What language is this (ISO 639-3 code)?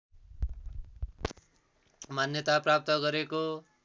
nep